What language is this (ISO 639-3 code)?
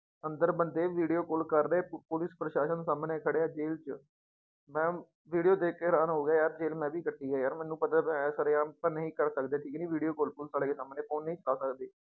pan